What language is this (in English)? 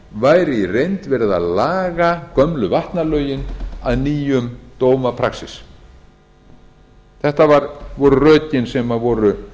Icelandic